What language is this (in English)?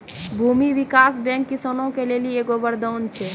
Maithili